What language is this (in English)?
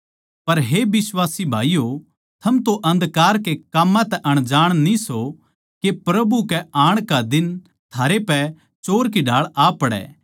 Haryanvi